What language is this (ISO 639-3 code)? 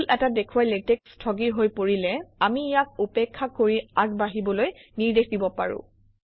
asm